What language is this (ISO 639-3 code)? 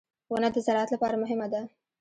pus